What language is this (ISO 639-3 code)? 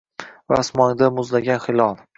uzb